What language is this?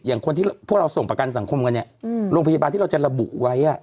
Thai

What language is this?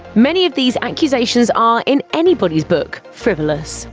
English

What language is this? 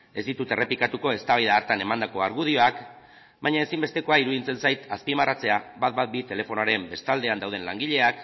Basque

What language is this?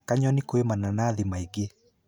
Kikuyu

